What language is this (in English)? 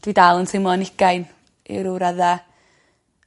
Welsh